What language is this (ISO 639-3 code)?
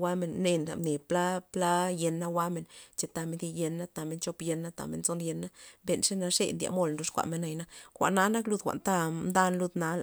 ztp